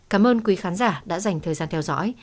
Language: Vietnamese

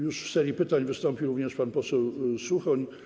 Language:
Polish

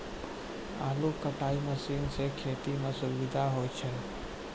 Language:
Maithili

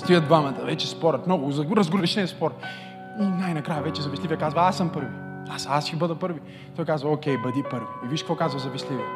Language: Bulgarian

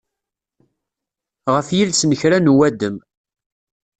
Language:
Kabyle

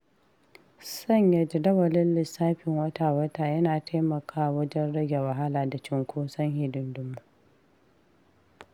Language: Hausa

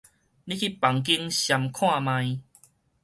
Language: Min Nan Chinese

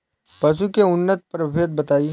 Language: Bhojpuri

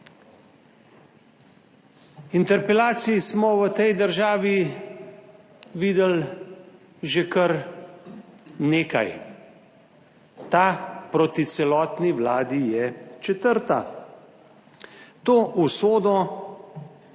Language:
Slovenian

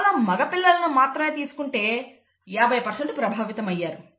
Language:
Telugu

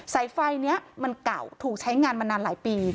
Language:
Thai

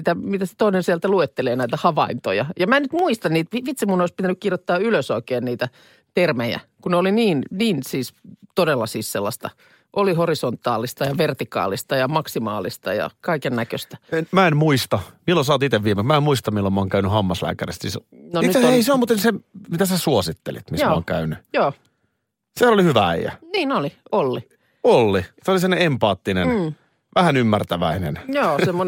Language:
Finnish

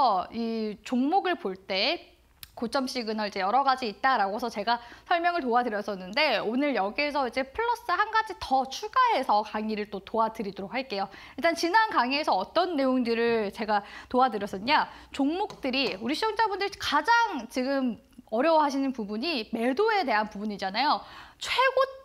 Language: Korean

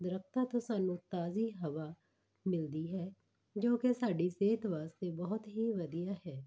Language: Punjabi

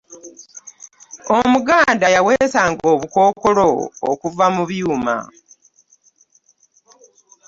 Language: Ganda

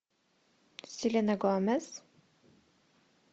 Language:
Russian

